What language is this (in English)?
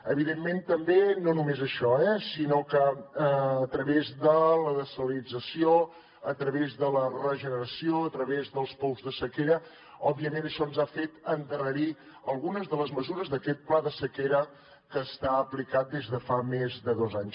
Catalan